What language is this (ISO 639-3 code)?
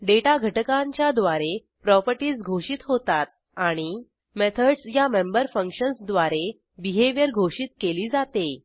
mar